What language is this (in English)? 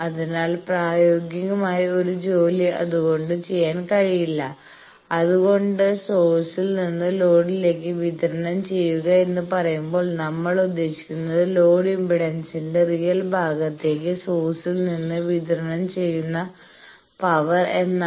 Malayalam